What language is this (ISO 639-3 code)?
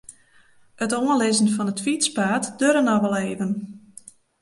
fry